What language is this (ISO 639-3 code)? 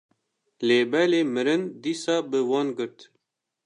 kur